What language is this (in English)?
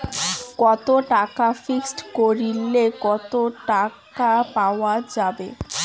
Bangla